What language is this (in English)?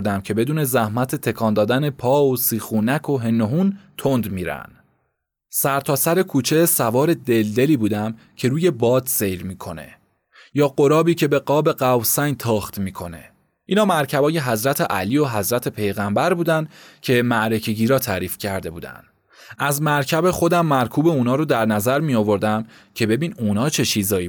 Persian